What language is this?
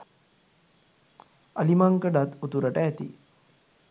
Sinhala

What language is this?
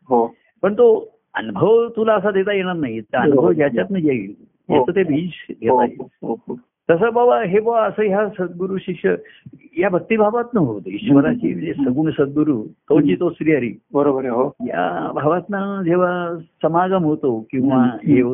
Marathi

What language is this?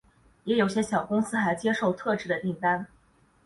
Chinese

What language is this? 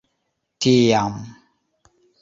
Esperanto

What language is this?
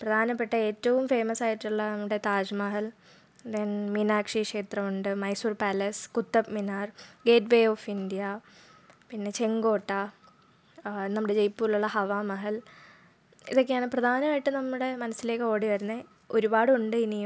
Malayalam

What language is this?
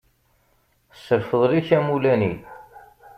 Kabyle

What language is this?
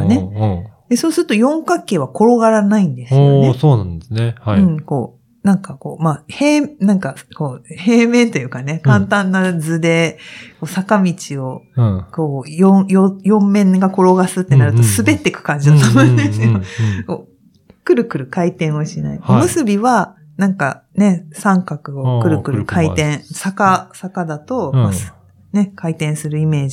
Japanese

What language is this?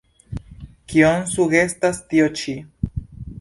Esperanto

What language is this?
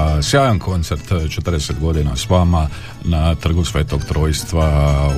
Croatian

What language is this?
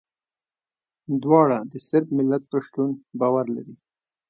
Pashto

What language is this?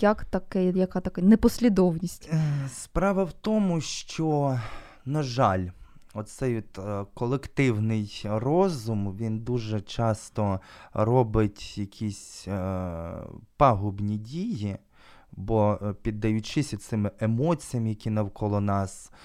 Ukrainian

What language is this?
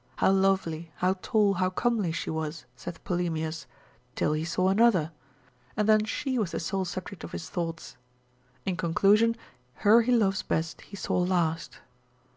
English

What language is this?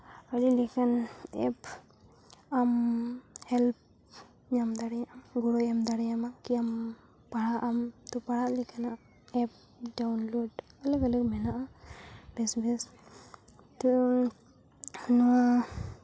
Santali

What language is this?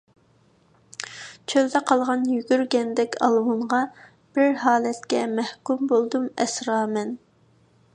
Uyghur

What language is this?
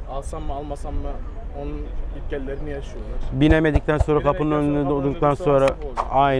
Turkish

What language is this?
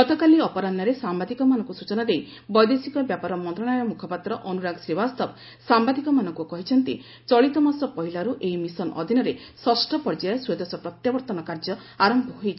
Odia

